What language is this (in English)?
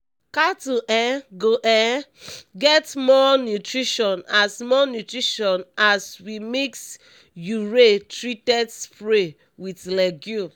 Nigerian Pidgin